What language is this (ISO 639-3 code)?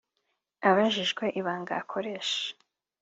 kin